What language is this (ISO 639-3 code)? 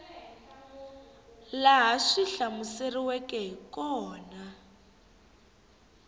tso